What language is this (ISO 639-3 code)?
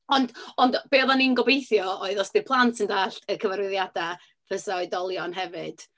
cym